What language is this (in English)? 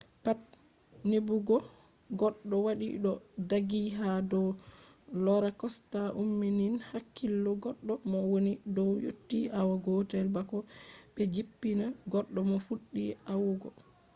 Fula